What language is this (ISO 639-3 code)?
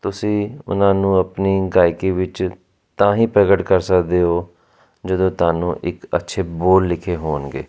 pan